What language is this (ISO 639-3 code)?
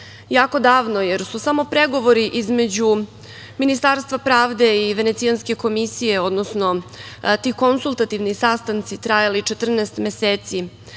srp